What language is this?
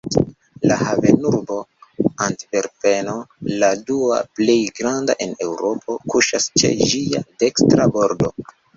Esperanto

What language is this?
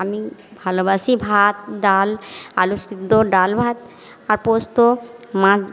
Bangla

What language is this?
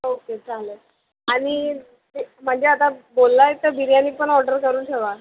Marathi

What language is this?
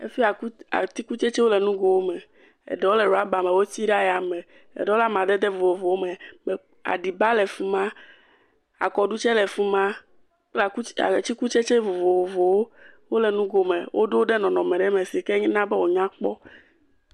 Ewe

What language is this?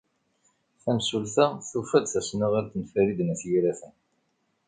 Kabyle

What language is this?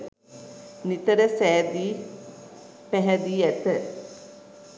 Sinhala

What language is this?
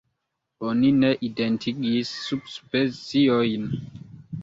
Esperanto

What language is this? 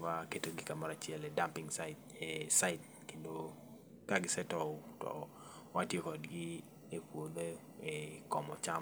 Luo (Kenya and Tanzania)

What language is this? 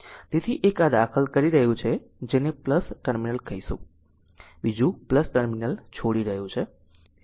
Gujarati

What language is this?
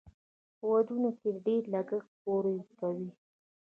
Pashto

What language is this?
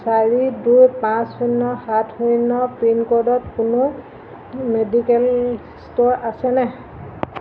Assamese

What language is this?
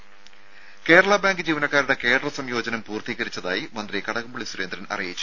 Malayalam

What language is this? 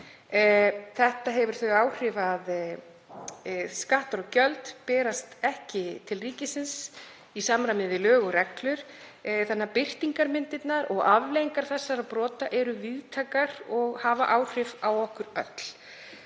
Icelandic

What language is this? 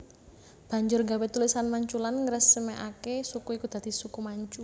Javanese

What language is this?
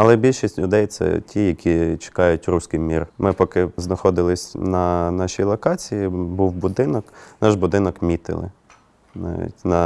Ukrainian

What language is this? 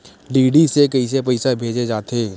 Chhattisgarhi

